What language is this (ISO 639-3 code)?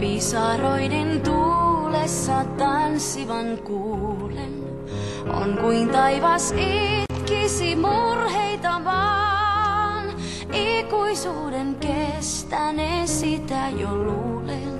fin